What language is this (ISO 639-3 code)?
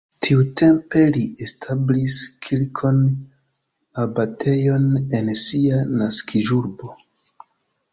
epo